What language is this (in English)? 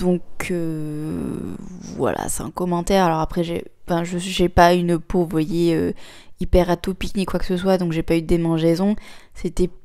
French